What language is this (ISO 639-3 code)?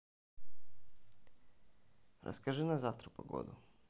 rus